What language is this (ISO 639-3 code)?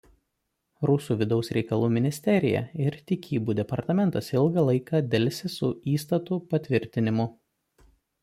lit